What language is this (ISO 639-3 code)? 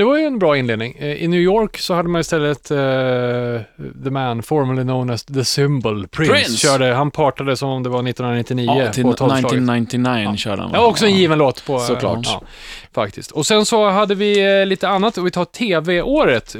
swe